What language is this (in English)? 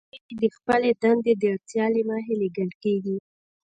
Pashto